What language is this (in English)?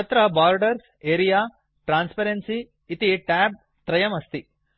Sanskrit